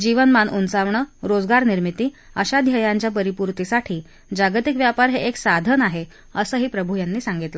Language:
Marathi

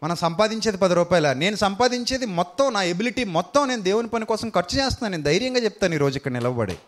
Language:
Telugu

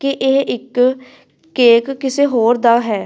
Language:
Punjabi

